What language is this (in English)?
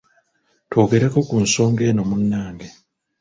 Ganda